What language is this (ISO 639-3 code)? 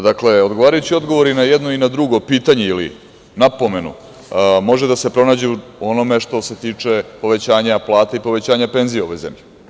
srp